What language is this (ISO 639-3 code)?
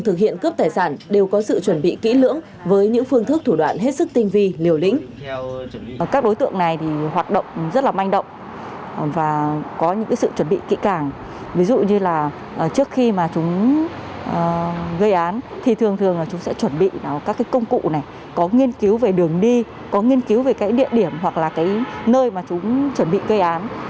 vie